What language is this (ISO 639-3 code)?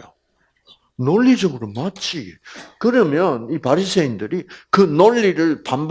kor